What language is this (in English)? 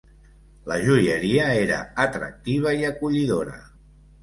Catalan